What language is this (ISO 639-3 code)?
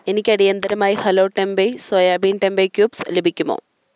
mal